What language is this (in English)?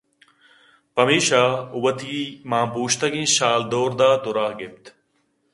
Eastern Balochi